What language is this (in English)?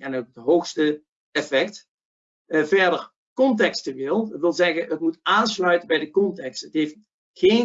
Dutch